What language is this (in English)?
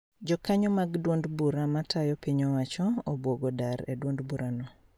Luo (Kenya and Tanzania)